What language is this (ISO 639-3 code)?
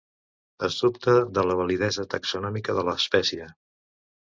cat